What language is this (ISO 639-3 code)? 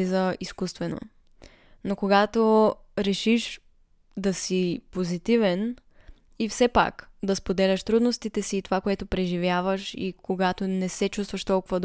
bul